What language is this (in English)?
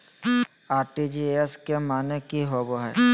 Magahi